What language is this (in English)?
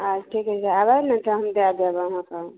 Maithili